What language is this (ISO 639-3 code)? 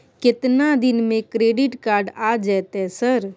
mai